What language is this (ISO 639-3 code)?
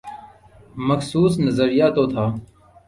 urd